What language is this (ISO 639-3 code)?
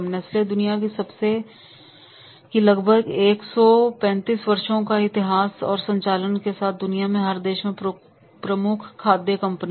hin